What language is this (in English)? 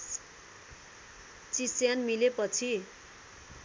Nepali